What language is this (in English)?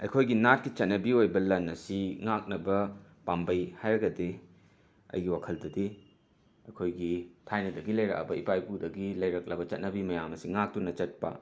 Manipuri